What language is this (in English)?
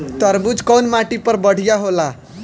Bhojpuri